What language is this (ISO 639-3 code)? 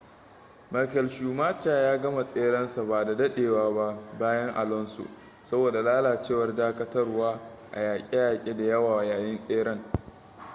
hau